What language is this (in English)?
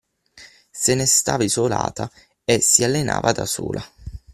Italian